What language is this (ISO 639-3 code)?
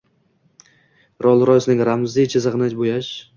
uzb